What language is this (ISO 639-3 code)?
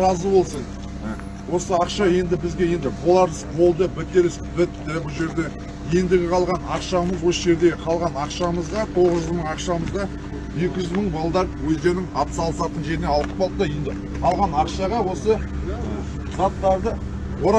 tur